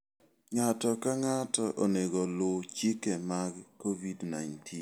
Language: Luo (Kenya and Tanzania)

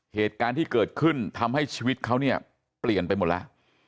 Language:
Thai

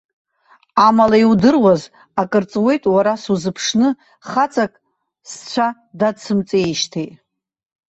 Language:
Abkhazian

